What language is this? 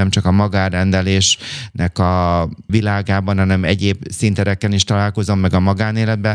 Hungarian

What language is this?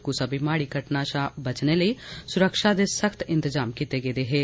Dogri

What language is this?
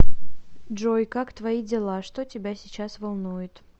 Russian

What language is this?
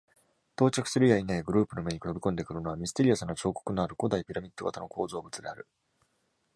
Japanese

